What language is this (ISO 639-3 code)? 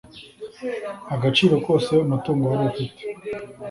kin